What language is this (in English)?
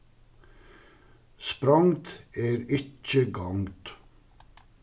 Faroese